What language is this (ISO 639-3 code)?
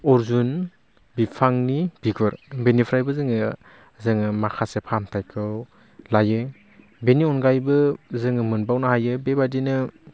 brx